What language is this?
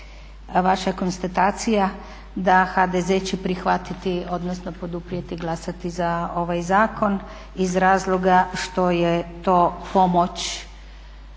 Croatian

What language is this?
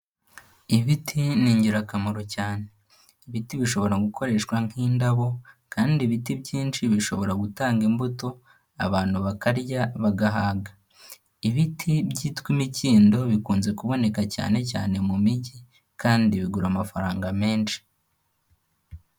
Kinyarwanda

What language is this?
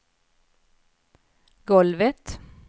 Swedish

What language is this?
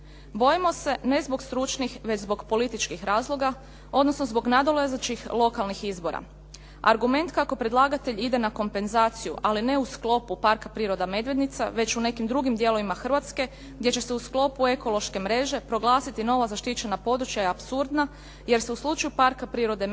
Croatian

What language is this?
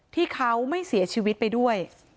Thai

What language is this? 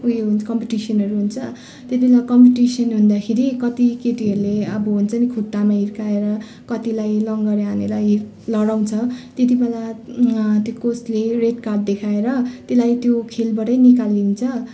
Nepali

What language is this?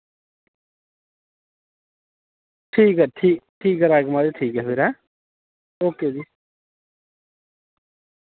Dogri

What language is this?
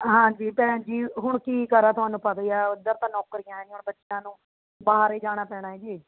Punjabi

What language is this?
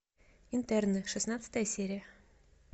Russian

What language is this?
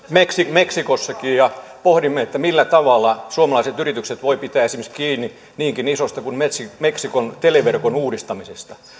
Finnish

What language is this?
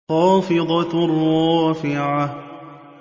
Arabic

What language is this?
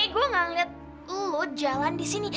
Indonesian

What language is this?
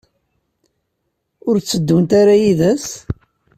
Kabyle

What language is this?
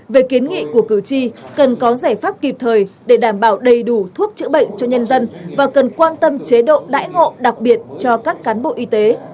Vietnamese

